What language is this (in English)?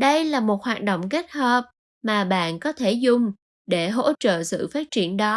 Vietnamese